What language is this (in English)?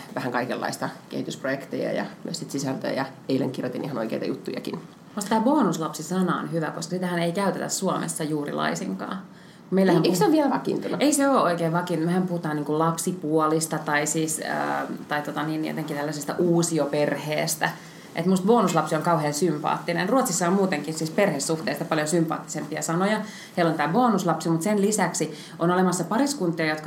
Finnish